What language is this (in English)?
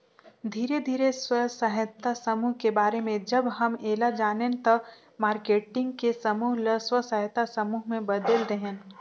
Chhattisgarhi